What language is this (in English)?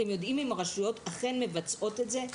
Hebrew